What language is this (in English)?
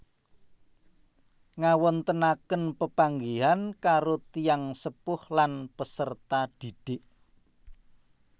Javanese